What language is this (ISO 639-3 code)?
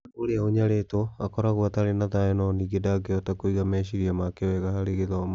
kik